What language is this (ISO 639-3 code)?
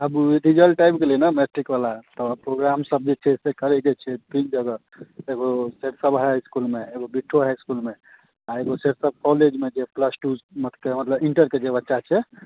mai